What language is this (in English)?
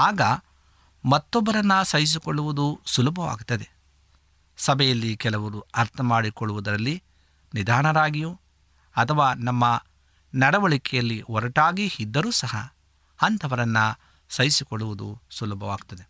Kannada